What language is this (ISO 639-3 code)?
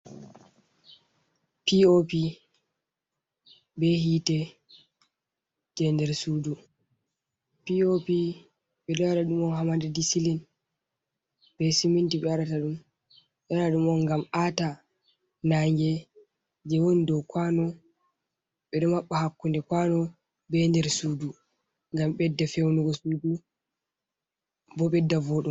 ful